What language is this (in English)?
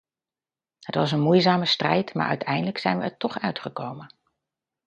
Dutch